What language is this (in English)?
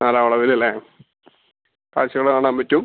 Malayalam